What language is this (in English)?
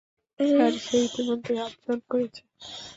Bangla